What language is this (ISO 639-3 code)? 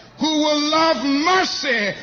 eng